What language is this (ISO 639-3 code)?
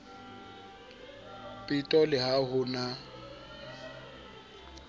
sot